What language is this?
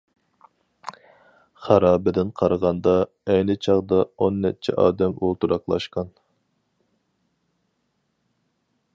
Uyghur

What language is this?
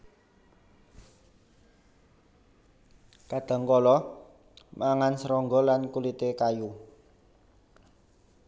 Javanese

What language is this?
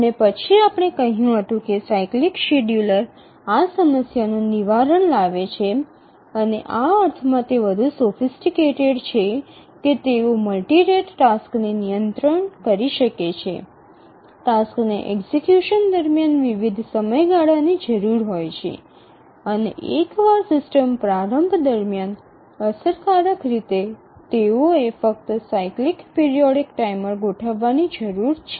Gujarati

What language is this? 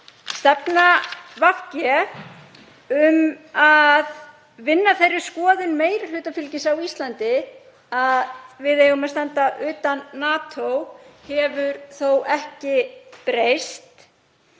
Icelandic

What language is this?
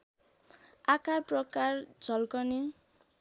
Nepali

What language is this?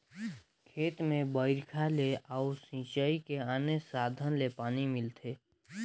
Chhattisgarhi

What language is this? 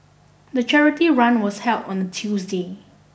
English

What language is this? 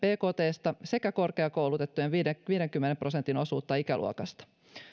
Finnish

